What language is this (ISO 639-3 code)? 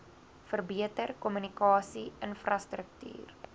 afr